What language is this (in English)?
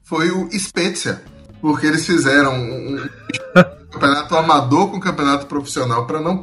Portuguese